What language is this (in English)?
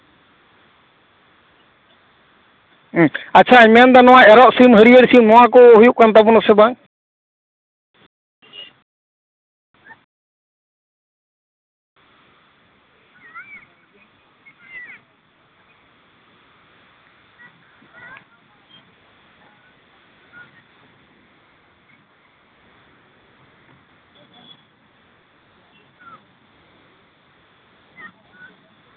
Santali